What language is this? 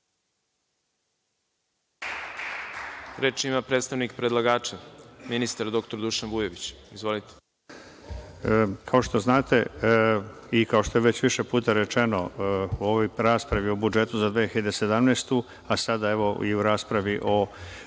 Serbian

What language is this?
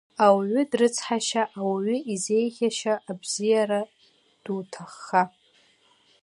Abkhazian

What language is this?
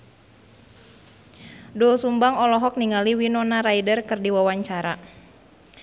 Sundanese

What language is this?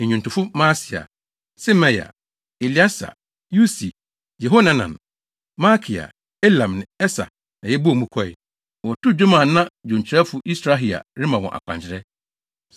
Akan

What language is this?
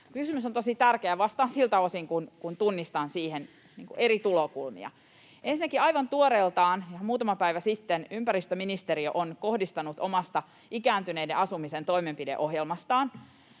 Finnish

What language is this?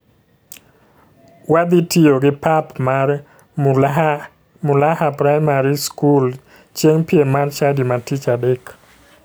Luo (Kenya and Tanzania)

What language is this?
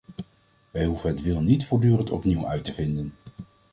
Dutch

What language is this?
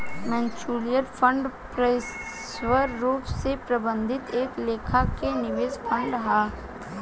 Bhojpuri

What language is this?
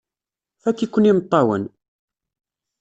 Kabyle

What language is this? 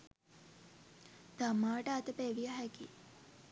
Sinhala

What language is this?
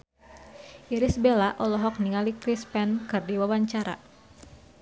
Sundanese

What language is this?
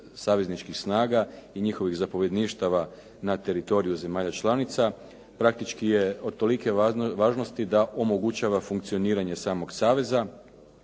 Croatian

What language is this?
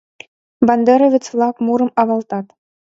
Mari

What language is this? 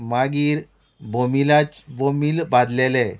Konkani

